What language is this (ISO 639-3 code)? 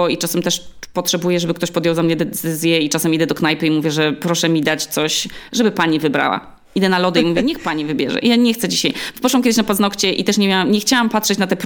pol